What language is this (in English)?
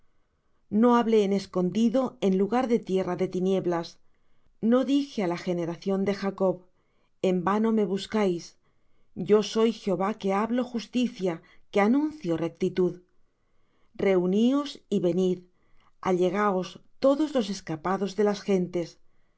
Spanish